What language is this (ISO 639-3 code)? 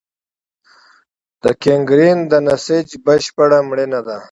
pus